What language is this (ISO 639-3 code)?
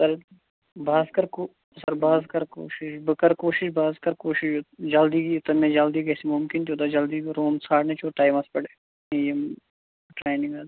kas